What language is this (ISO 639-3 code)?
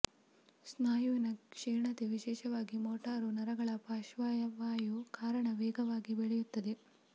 kan